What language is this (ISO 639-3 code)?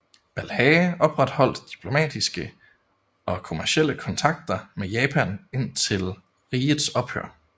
dan